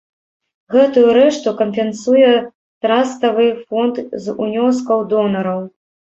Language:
Belarusian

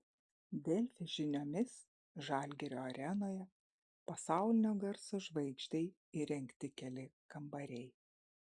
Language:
Lithuanian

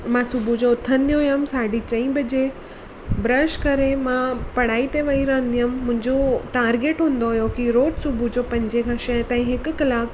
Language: Sindhi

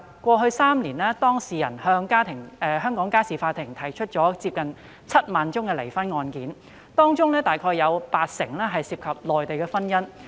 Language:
Cantonese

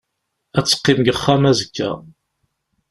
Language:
Kabyle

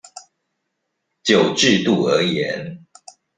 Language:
Chinese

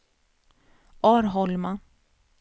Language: Swedish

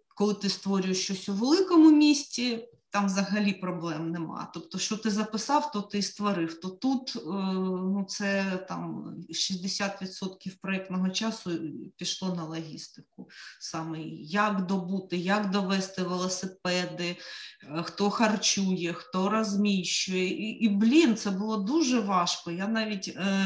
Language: Ukrainian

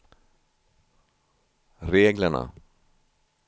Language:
Swedish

